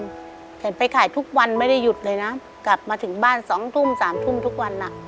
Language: Thai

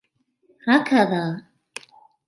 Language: Arabic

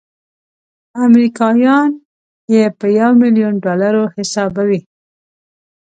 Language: Pashto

